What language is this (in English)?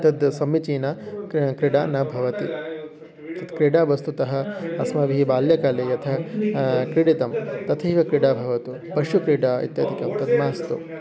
Sanskrit